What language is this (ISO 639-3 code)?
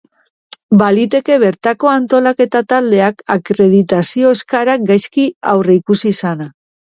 eus